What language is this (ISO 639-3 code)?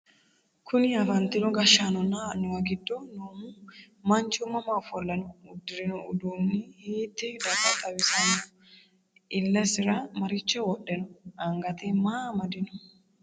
sid